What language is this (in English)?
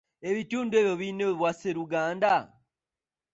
Ganda